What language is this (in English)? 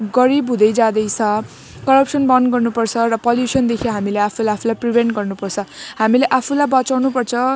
Nepali